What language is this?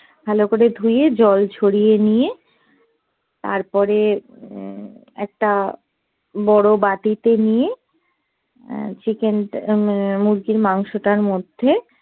Bangla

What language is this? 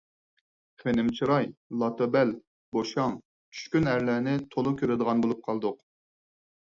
Uyghur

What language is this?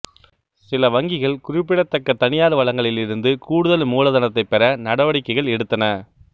Tamil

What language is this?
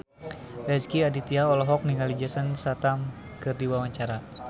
Sundanese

